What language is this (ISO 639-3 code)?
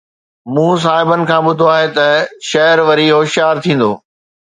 snd